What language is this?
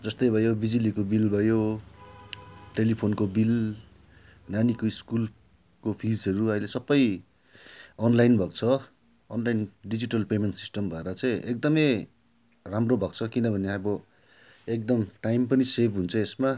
Nepali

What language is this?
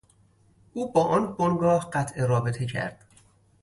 Persian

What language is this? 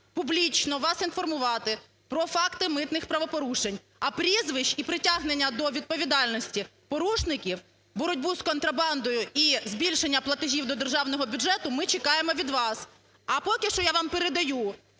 Ukrainian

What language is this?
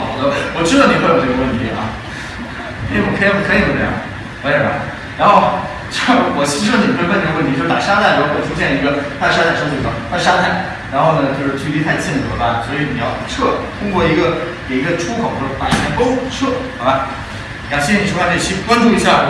Chinese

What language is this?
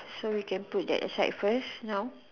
English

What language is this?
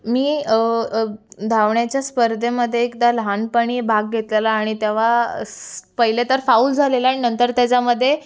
Marathi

